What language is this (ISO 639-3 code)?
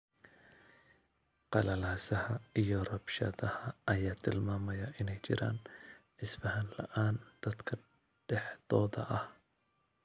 som